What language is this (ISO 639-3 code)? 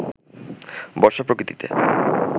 ben